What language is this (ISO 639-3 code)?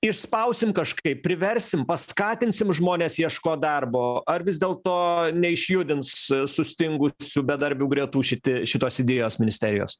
lit